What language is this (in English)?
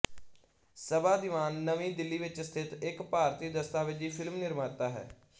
Punjabi